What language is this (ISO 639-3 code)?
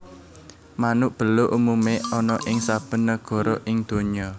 jav